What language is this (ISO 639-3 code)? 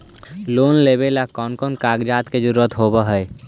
mag